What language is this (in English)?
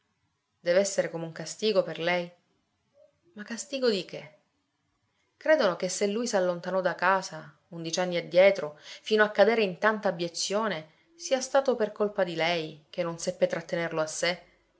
Italian